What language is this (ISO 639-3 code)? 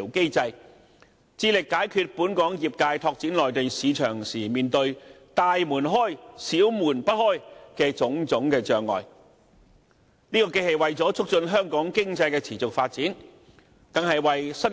yue